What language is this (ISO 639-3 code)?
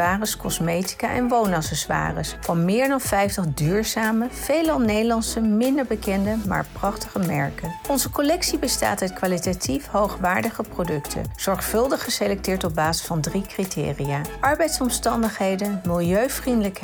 nld